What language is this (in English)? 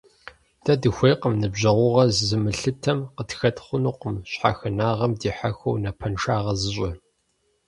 Kabardian